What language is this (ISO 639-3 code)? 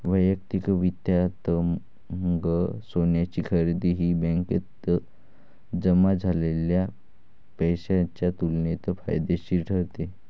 mar